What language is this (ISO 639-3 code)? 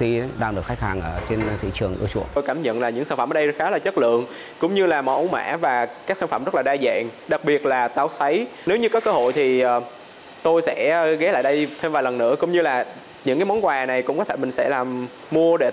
vie